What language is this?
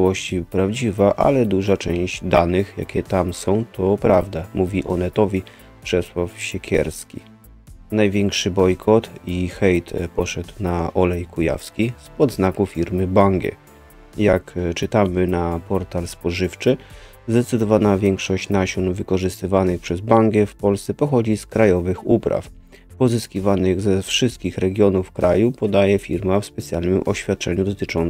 Polish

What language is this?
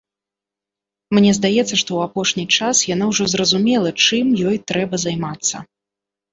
Belarusian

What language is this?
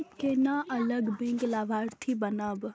Maithili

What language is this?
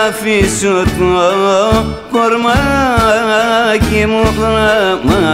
Greek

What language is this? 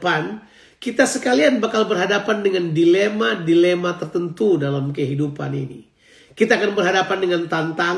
Indonesian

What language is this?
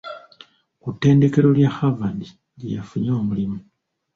Ganda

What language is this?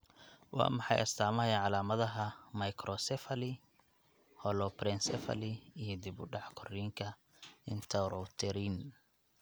Somali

